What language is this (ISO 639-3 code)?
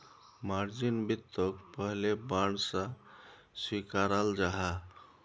mag